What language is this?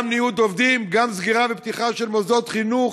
Hebrew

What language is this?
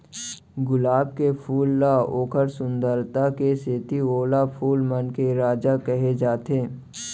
Chhattisgarhi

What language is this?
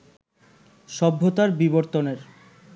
Bangla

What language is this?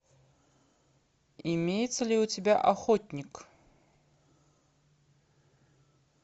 Russian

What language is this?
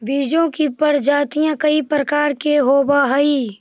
Magahi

